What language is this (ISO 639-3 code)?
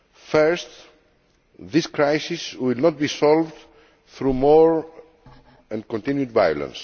eng